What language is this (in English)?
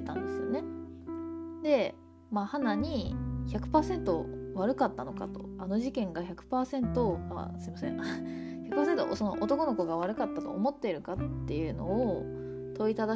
Japanese